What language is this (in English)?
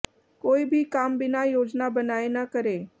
Hindi